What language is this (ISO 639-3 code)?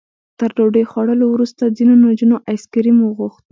pus